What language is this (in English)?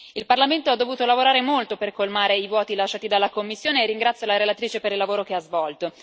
Italian